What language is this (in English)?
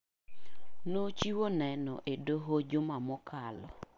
Luo (Kenya and Tanzania)